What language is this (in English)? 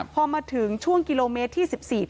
Thai